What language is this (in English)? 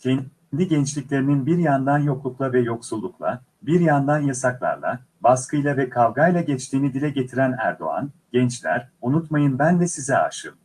Turkish